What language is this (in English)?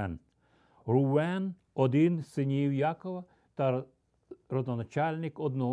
Ukrainian